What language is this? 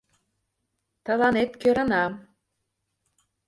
Mari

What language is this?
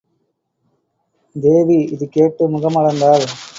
Tamil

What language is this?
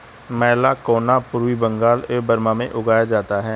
Hindi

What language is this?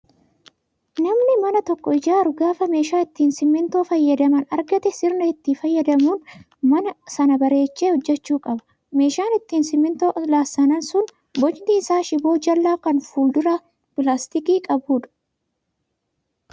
Oromo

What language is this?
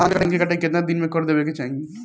Bhojpuri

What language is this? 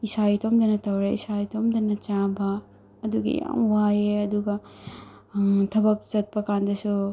Manipuri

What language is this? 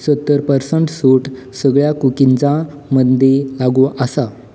Konkani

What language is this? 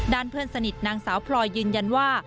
Thai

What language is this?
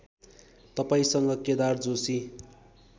Nepali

